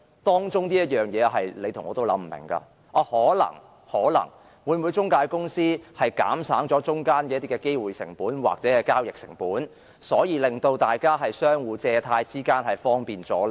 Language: Cantonese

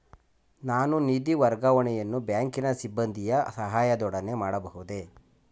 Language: Kannada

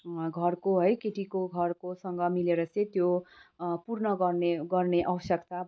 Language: Nepali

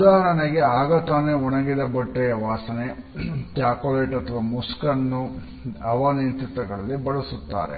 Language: Kannada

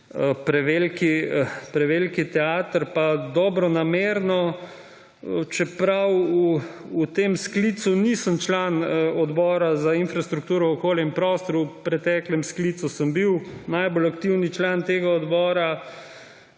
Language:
Slovenian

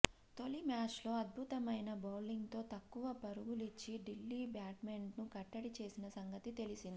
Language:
Telugu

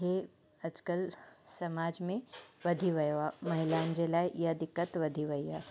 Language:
Sindhi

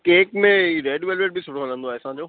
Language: Sindhi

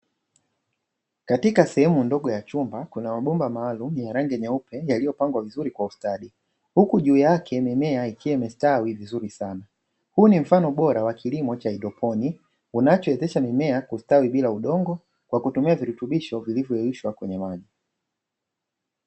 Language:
Swahili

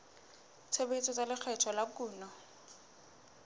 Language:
Southern Sotho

